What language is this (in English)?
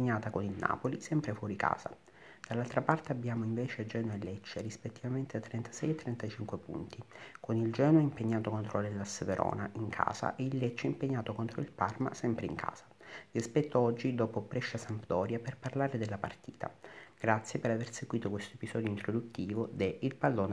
Italian